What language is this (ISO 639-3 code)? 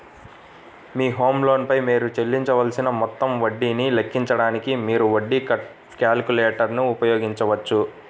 tel